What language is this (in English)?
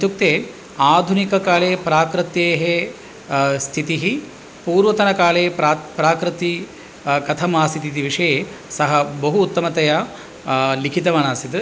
Sanskrit